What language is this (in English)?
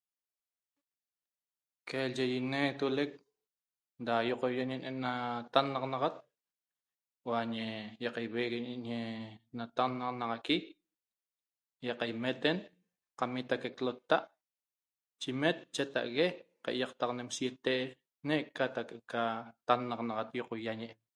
Toba